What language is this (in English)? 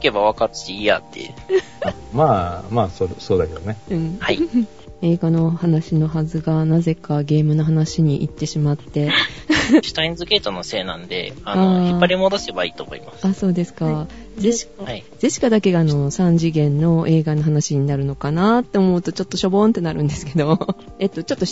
Japanese